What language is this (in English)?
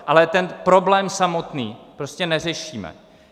Czech